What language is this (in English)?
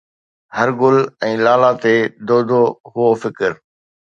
Sindhi